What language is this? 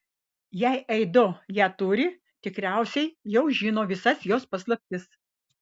Lithuanian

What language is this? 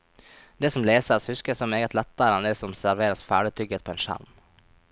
Norwegian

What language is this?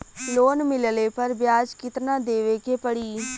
Bhojpuri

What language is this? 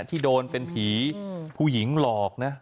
Thai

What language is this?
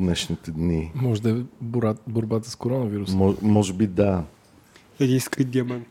Bulgarian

